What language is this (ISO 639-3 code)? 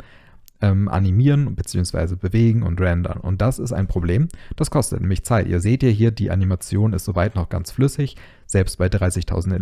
deu